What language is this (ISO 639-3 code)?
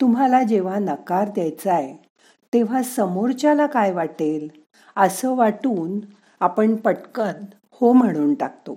mar